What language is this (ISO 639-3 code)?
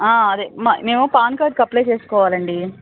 tel